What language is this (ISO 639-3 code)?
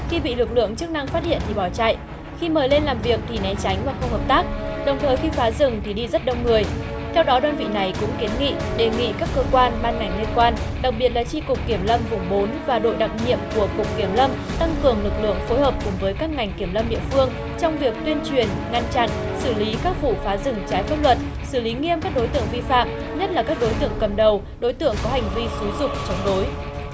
vie